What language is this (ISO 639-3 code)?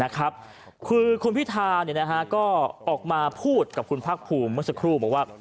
tha